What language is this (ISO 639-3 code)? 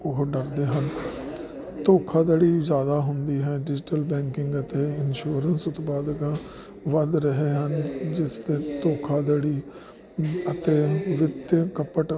pan